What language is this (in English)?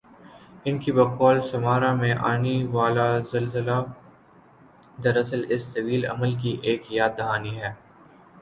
Urdu